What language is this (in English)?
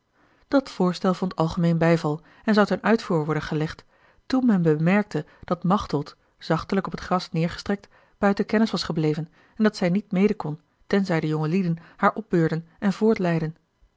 Dutch